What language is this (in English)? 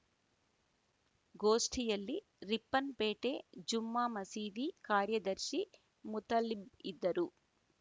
Kannada